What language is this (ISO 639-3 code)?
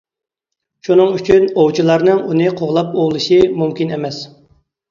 uig